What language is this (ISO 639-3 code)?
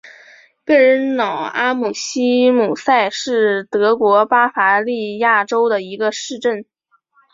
zho